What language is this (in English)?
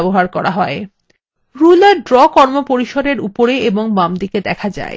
Bangla